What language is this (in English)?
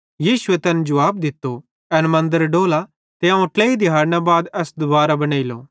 Bhadrawahi